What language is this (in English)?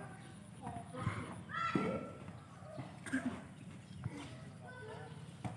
Indonesian